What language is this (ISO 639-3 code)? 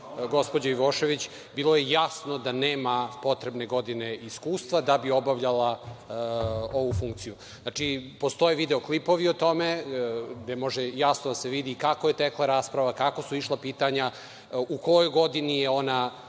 srp